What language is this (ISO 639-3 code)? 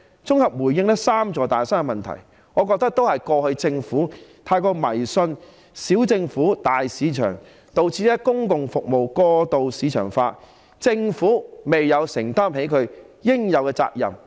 yue